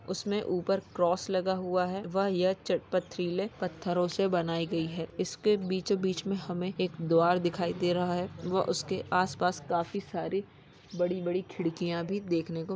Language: Magahi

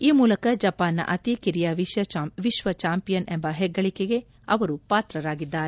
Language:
Kannada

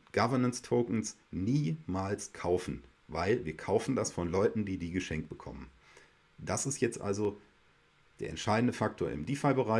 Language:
German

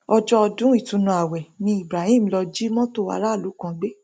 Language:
Yoruba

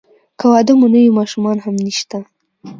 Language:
Pashto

